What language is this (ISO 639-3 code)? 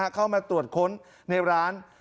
tha